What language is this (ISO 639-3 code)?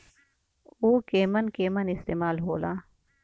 bho